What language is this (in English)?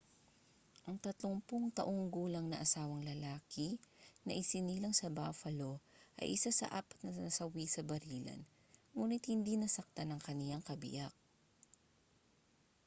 Filipino